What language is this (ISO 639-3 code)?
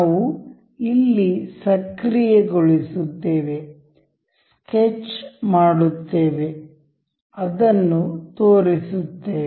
kan